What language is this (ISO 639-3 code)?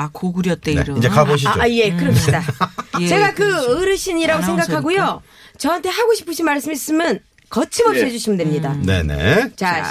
kor